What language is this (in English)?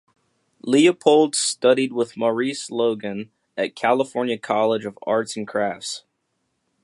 English